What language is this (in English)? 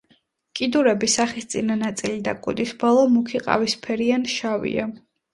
Georgian